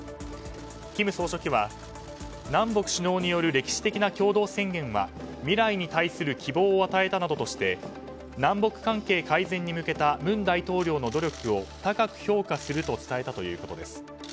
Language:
Japanese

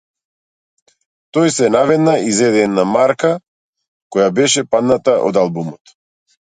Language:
Macedonian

